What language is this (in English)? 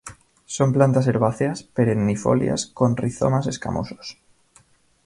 Spanish